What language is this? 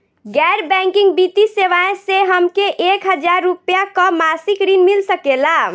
Bhojpuri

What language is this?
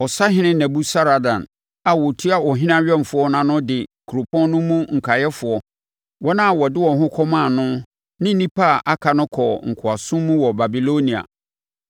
Akan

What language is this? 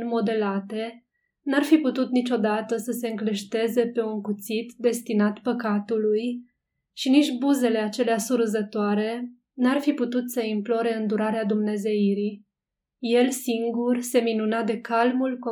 Romanian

